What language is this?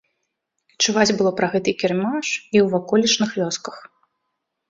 Belarusian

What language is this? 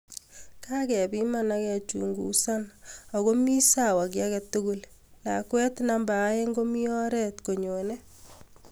Kalenjin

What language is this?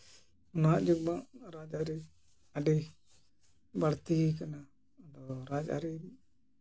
Santali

